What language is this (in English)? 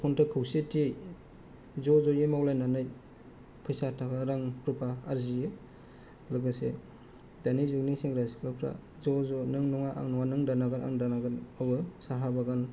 Bodo